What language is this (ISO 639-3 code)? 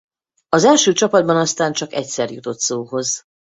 hun